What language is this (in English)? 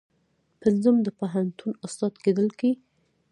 Pashto